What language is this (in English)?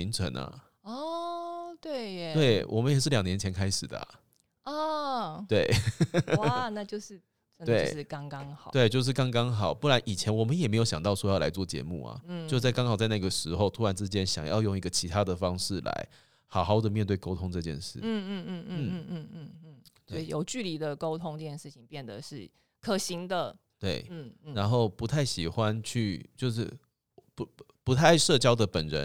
Chinese